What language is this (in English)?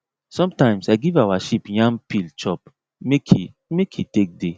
Nigerian Pidgin